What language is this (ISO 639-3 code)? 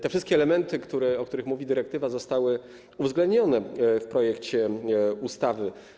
pol